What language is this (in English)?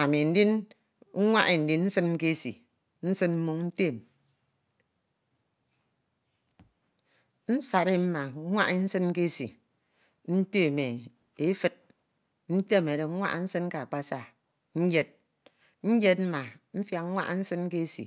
Ito